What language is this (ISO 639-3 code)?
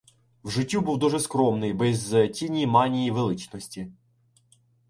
ukr